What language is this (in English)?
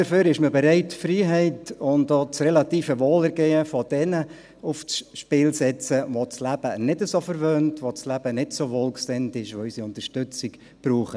Swiss German